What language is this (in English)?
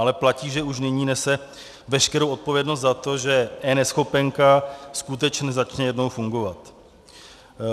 Czech